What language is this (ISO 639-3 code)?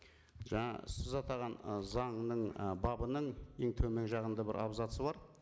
kaz